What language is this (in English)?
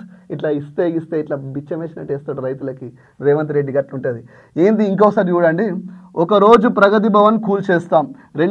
Romanian